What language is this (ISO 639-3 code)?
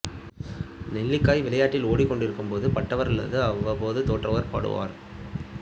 tam